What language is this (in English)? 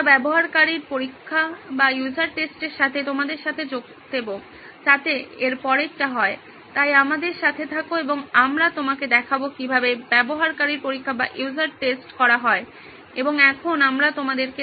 Bangla